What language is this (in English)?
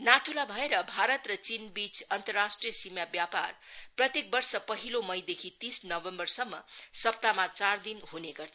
Nepali